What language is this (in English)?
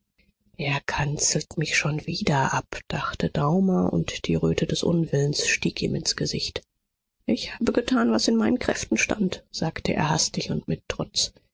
German